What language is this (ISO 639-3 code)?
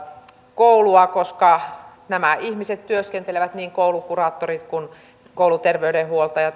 fin